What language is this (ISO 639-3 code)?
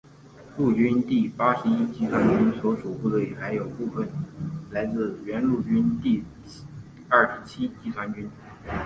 zho